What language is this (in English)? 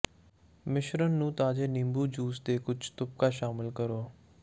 Punjabi